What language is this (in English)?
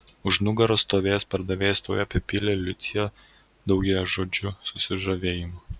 Lithuanian